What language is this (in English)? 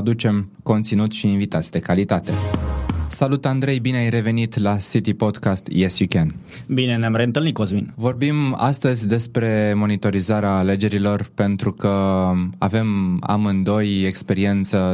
Romanian